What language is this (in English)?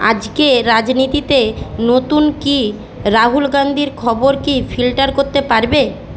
Bangla